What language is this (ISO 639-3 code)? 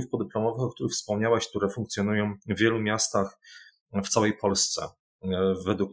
pol